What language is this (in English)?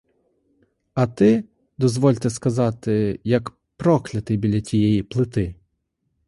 Ukrainian